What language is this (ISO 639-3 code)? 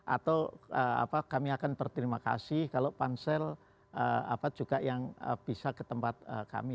ind